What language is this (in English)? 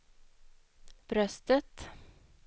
Swedish